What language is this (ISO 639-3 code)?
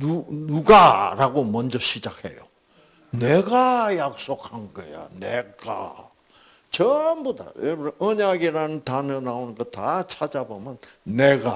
kor